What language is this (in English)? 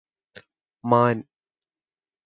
Malayalam